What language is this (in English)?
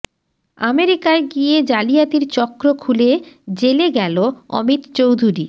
Bangla